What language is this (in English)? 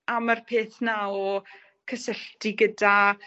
Welsh